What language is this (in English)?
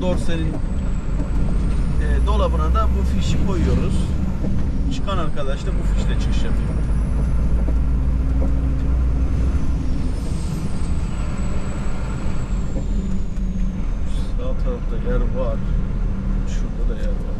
Turkish